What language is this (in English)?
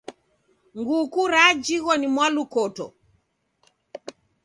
Taita